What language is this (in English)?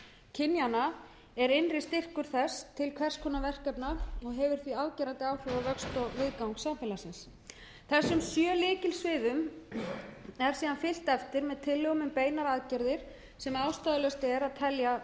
Icelandic